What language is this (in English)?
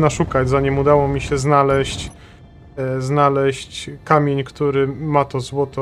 Polish